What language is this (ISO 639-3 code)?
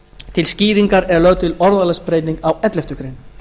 isl